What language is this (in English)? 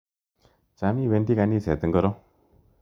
Kalenjin